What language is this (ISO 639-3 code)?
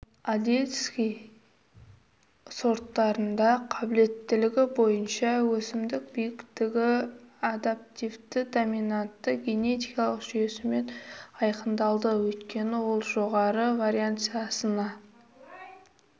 kaz